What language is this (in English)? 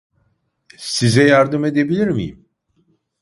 Turkish